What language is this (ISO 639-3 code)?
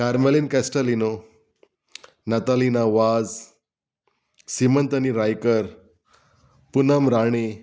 kok